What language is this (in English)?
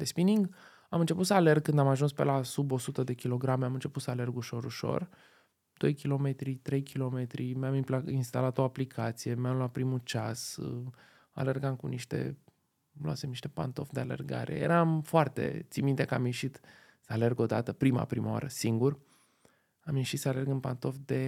Romanian